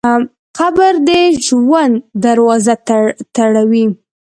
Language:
Pashto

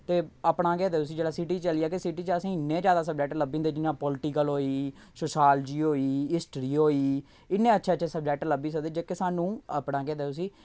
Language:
Dogri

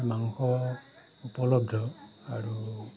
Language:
Assamese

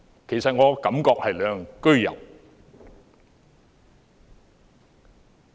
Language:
Cantonese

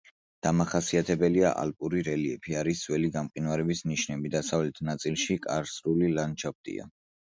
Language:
Georgian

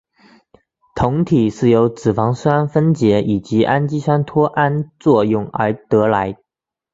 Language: Chinese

